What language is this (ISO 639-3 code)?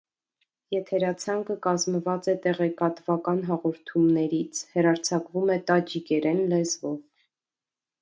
hye